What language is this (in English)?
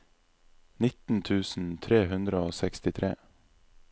Norwegian